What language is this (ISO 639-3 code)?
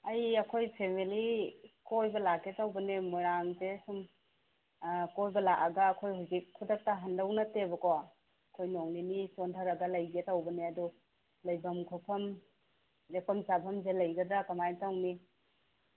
mni